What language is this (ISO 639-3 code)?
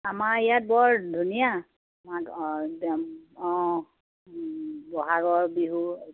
asm